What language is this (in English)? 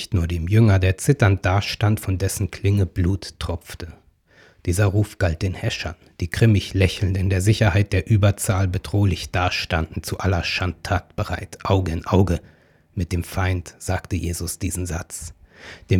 German